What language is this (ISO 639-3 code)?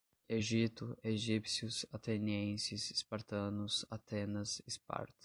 por